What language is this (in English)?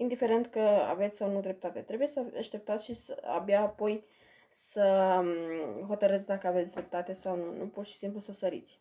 Romanian